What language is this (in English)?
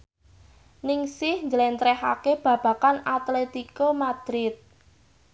Javanese